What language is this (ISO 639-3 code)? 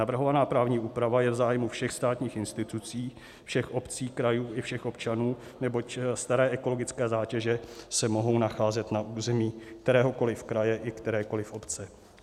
ces